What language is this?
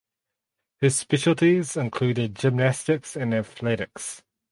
English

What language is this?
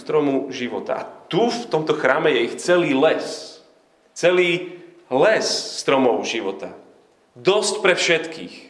Slovak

